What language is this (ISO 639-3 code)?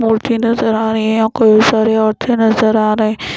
hin